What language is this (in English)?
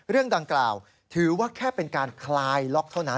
Thai